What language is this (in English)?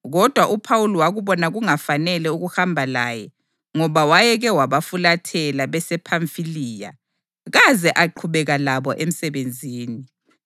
North Ndebele